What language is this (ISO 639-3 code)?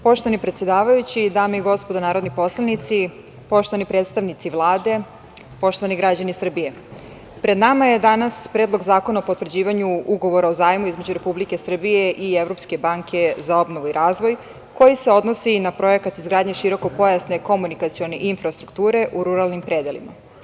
srp